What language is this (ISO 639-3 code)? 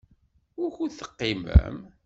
kab